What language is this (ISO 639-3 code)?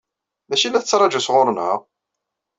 kab